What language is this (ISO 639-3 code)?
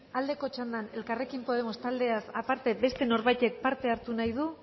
eus